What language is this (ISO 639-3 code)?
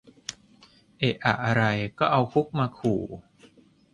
tha